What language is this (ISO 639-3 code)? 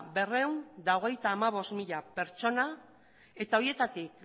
eus